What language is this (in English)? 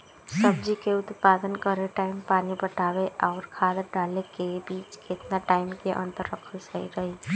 Bhojpuri